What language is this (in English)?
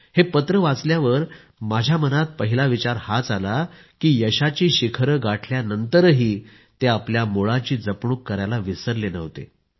Marathi